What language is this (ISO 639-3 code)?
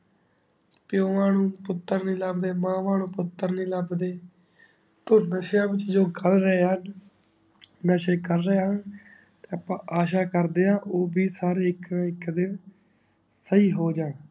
pan